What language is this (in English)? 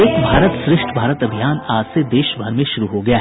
Hindi